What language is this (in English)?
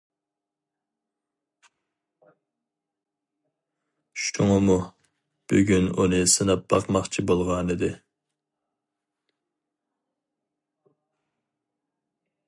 Uyghur